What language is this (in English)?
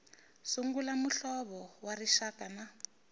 Tsonga